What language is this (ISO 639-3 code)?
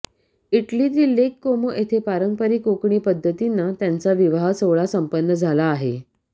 mar